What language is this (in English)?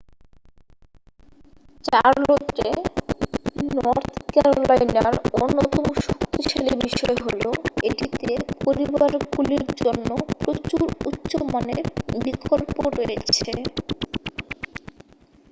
Bangla